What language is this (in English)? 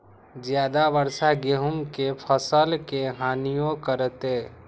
Magahi